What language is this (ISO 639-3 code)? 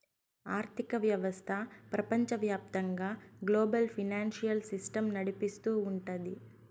tel